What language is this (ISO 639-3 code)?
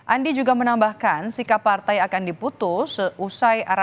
ind